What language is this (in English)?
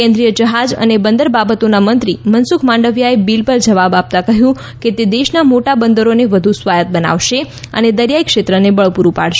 Gujarati